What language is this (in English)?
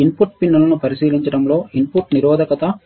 Telugu